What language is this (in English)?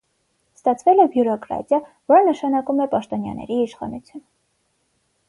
Armenian